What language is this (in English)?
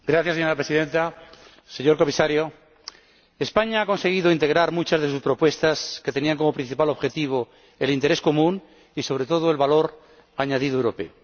Spanish